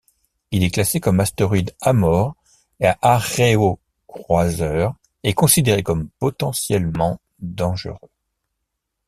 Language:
French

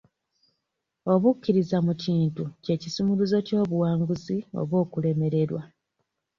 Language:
Ganda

